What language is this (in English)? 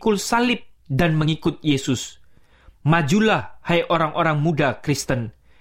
Indonesian